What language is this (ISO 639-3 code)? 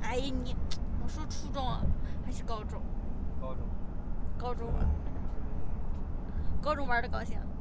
zho